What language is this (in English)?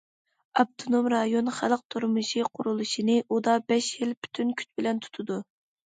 Uyghur